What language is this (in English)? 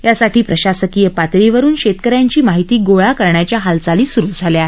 Marathi